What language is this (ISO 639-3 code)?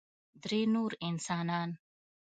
pus